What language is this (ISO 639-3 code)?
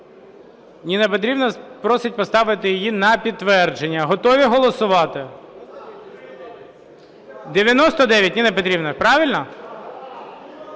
ukr